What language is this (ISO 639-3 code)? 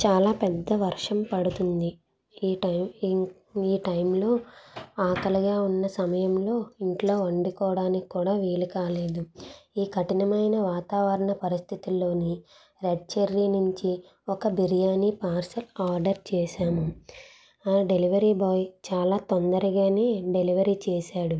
tel